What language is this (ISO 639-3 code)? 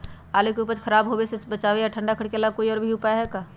mag